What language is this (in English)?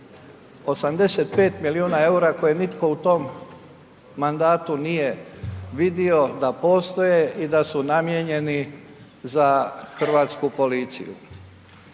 Croatian